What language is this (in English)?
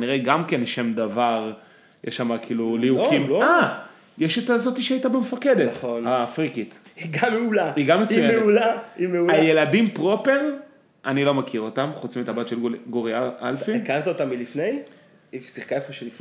Hebrew